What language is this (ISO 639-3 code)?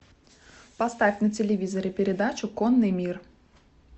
rus